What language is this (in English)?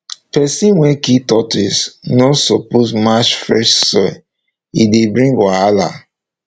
Nigerian Pidgin